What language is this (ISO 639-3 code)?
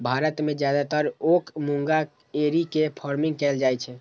mai